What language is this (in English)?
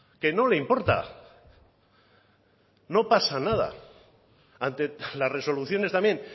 Spanish